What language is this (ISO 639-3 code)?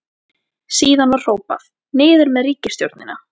isl